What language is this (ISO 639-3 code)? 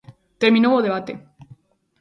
glg